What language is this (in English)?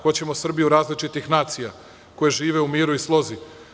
Serbian